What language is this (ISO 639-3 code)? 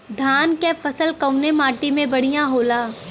bho